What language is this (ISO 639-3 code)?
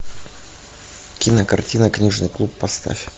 rus